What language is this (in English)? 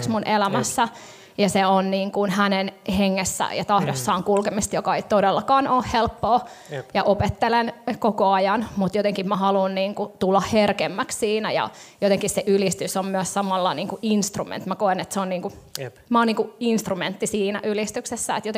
Finnish